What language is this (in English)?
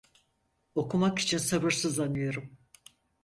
Turkish